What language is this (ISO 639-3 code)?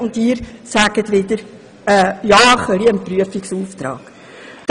gsw